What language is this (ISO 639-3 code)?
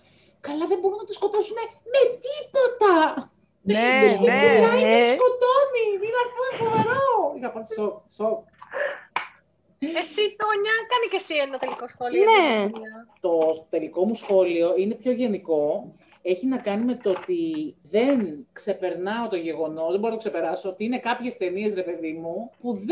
ell